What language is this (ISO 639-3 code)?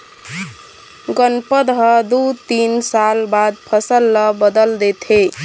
hne